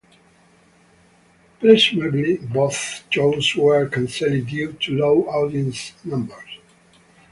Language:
English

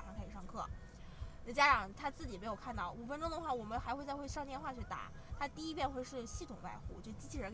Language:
Chinese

